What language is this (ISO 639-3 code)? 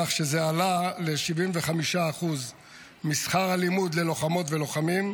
heb